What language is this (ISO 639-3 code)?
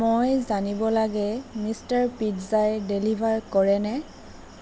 asm